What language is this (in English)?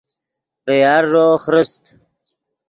Yidgha